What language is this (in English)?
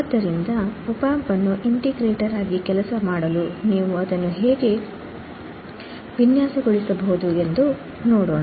Kannada